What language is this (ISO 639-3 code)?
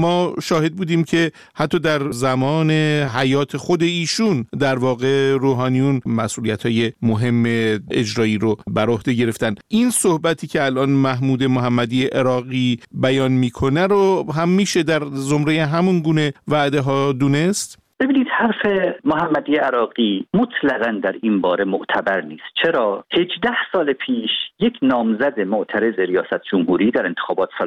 fas